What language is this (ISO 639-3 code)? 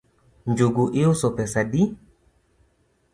luo